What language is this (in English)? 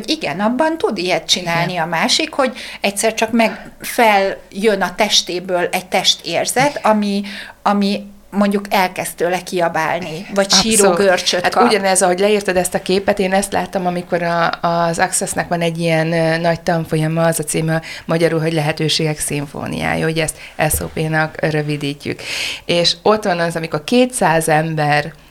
Hungarian